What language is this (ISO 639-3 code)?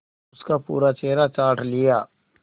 hin